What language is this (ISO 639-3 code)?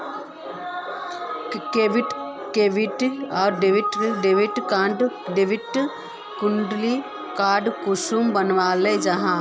mag